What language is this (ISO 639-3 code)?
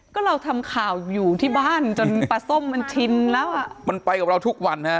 tha